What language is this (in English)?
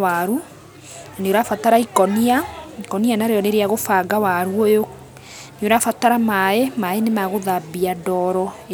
Kikuyu